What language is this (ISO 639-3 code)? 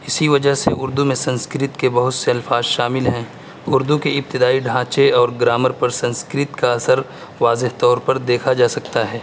urd